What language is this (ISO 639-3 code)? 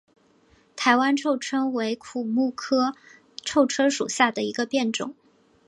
zho